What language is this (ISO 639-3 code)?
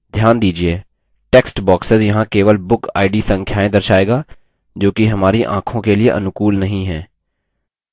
hin